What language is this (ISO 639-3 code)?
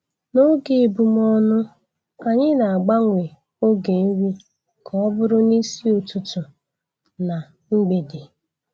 ibo